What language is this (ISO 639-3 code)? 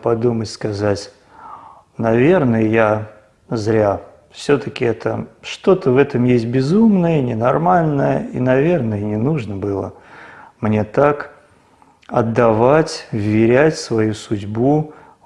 ita